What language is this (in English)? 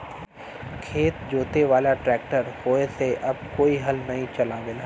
Bhojpuri